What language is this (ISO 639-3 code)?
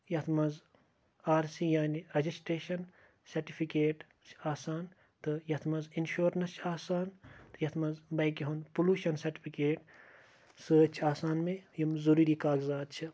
kas